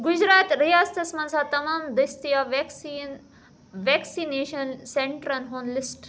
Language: Kashmiri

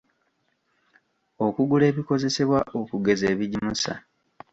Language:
Ganda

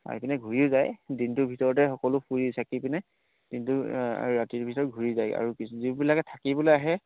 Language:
Assamese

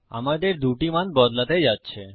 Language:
Bangla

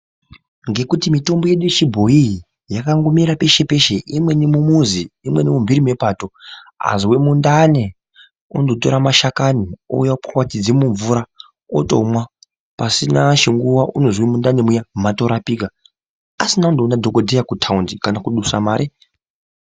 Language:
Ndau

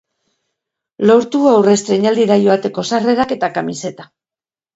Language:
Basque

